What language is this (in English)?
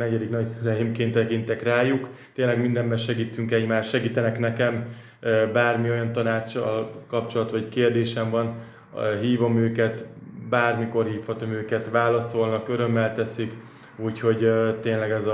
Hungarian